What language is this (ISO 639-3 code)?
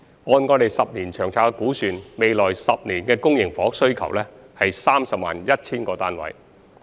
yue